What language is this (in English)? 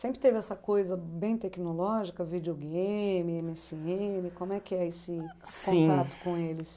Portuguese